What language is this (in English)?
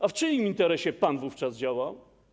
Polish